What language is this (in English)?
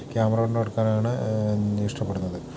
Malayalam